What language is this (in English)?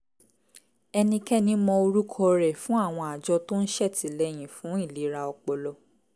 Yoruba